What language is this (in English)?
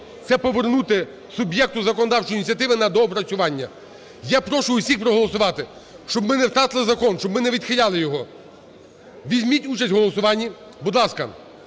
Ukrainian